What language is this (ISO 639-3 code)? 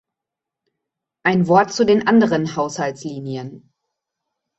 deu